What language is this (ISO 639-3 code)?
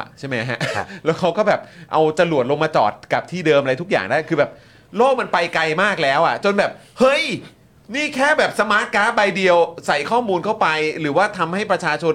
tha